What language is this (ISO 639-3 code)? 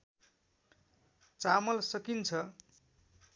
nep